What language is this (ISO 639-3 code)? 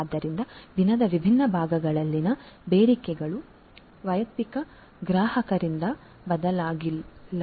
kan